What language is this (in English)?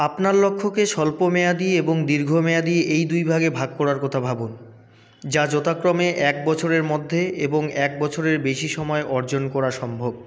Bangla